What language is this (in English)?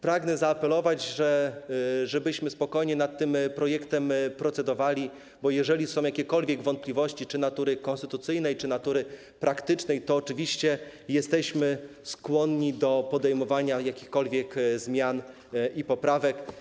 Polish